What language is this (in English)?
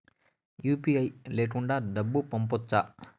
Telugu